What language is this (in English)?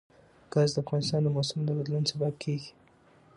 Pashto